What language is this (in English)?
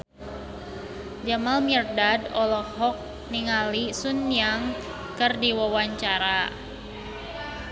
Sundanese